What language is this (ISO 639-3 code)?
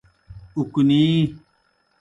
plk